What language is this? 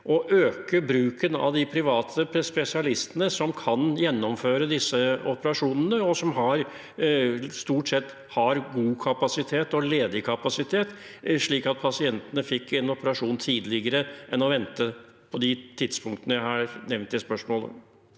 Norwegian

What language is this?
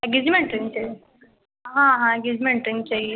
Hindi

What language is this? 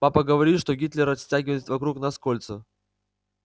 Russian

